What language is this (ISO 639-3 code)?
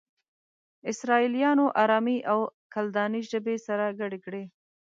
pus